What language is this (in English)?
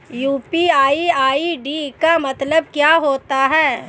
Hindi